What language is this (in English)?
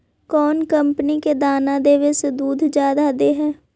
Magahi